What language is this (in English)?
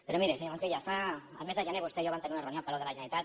Catalan